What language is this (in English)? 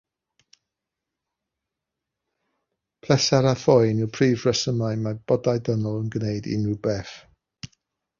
Welsh